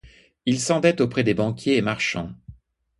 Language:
French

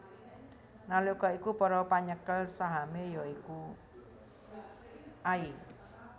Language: Javanese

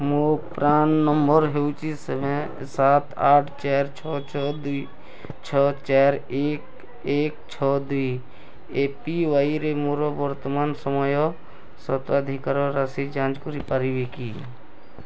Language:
Odia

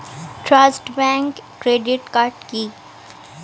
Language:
Bangla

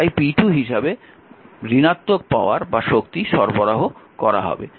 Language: Bangla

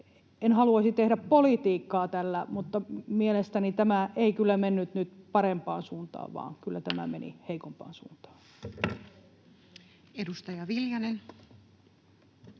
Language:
Finnish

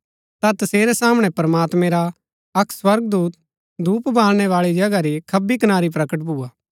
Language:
Gaddi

